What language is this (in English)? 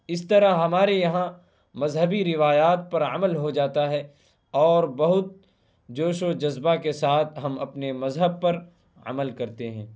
Urdu